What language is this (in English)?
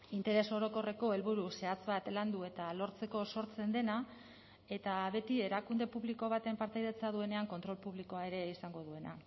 Basque